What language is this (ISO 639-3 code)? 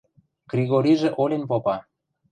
mrj